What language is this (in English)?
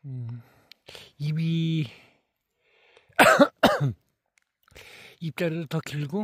Korean